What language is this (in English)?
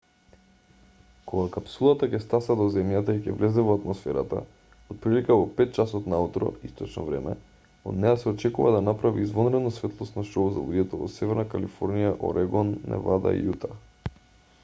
Macedonian